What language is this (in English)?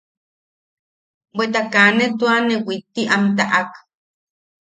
Yaqui